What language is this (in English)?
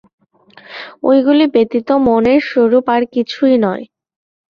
Bangla